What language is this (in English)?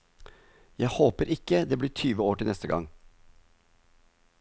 Norwegian